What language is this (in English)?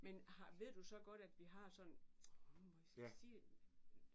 Danish